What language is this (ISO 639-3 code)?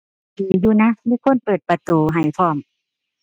tha